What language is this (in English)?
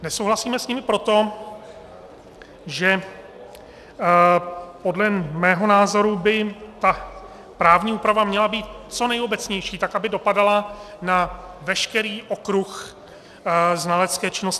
Czech